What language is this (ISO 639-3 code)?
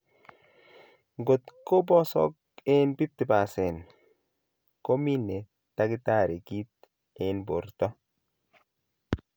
kln